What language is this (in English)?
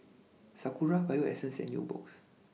English